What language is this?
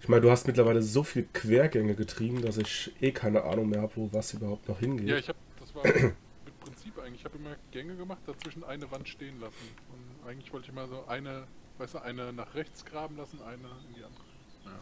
German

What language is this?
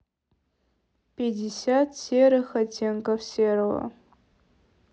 Russian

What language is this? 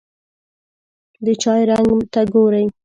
Pashto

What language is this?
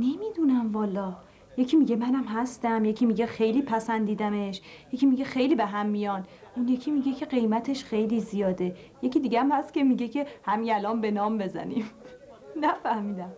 Persian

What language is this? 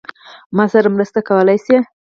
Pashto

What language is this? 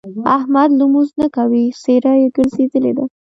Pashto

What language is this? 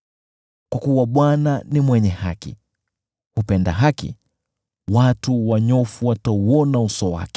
Swahili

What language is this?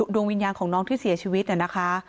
Thai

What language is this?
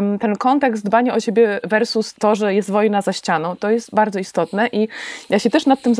Polish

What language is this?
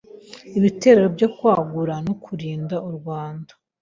Kinyarwanda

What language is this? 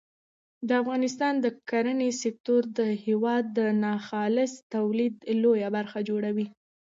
Pashto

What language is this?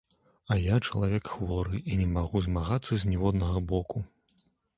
Belarusian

